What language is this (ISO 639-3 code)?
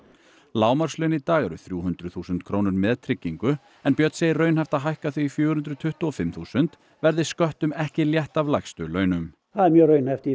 isl